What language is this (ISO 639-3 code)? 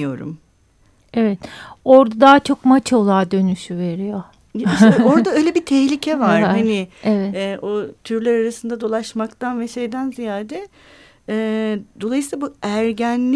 tur